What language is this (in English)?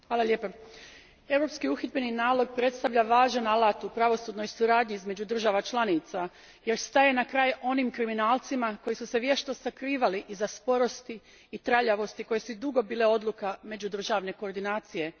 Croatian